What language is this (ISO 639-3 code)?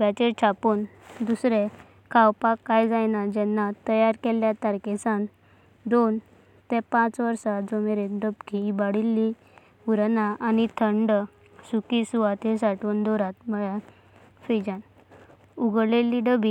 kok